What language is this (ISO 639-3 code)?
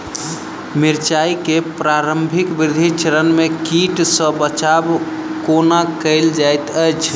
mai